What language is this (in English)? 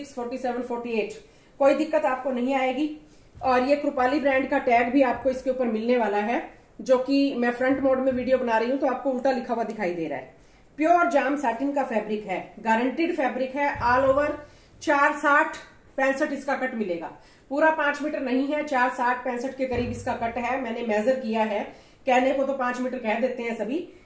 Hindi